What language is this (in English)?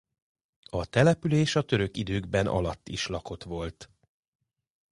Hungarian